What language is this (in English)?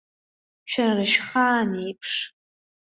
Abkhazian